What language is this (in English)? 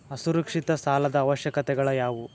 Kannada